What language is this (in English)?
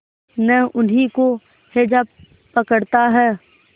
Hindi